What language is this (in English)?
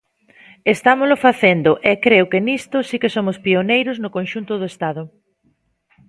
Galician